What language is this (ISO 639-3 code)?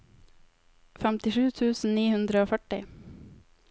nor